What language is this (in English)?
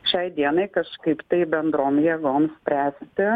Lithuanian